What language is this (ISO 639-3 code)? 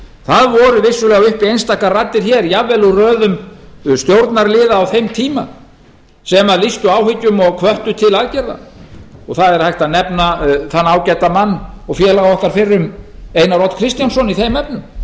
isl